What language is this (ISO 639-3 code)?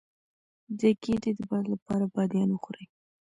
pus